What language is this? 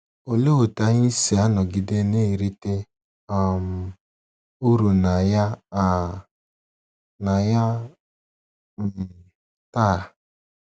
Igbo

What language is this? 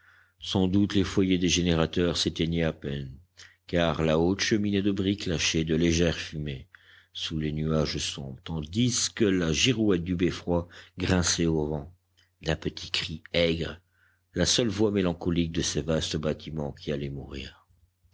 French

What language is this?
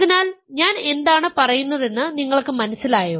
Malayalam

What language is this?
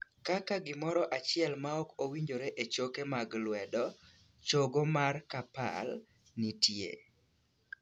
Luo (Kenya and Tanzania)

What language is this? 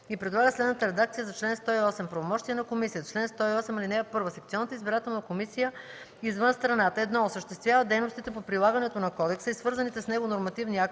Bulgarian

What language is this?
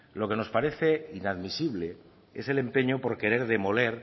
Spanish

